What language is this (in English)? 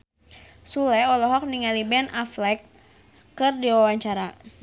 Sundanese